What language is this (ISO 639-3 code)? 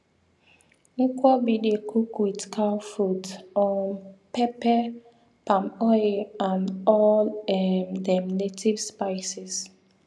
pcm